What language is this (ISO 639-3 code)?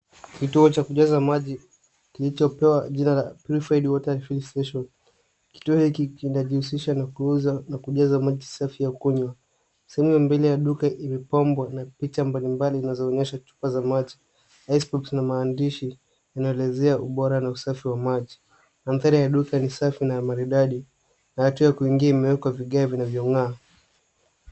swa